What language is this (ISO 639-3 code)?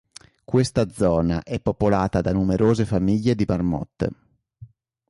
ita